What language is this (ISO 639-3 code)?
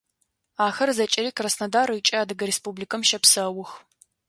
ady